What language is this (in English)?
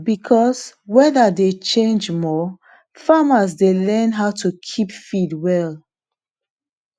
Nigerian Pidgin